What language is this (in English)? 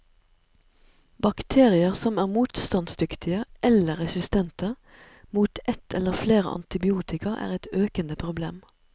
Norwegian